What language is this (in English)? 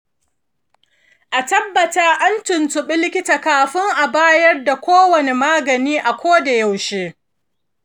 Hausa